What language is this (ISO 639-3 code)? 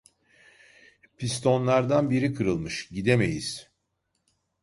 tur